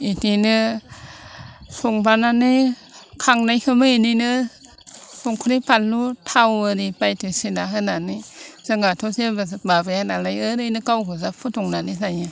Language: Bodo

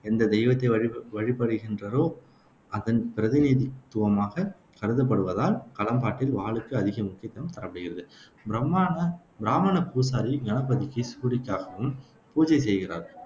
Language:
Tamil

